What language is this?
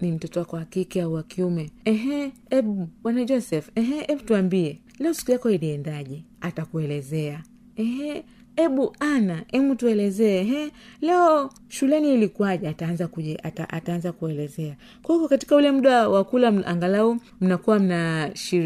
Swahili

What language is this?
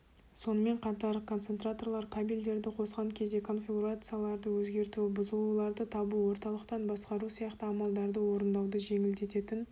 Kazakh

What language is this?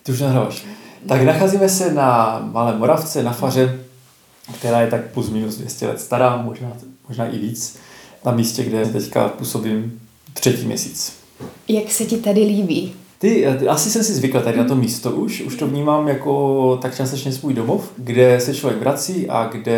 Czech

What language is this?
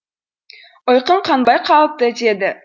Kazakh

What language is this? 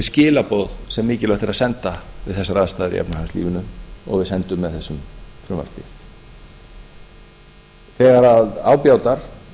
Icelandic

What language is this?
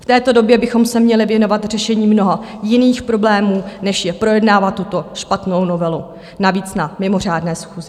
Czech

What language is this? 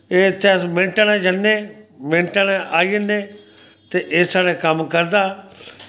Dogri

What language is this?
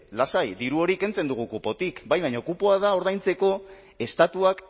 Basque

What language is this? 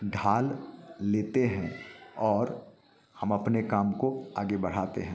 Hindi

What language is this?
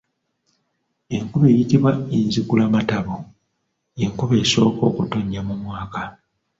Ganda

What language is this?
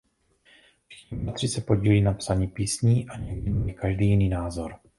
Czech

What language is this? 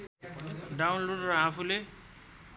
Nepali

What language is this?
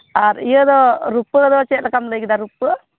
Santali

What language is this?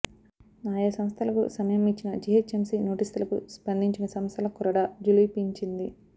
Telugu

